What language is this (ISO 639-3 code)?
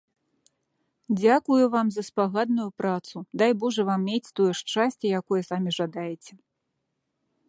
bel